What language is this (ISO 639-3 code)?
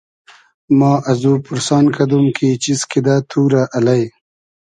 haz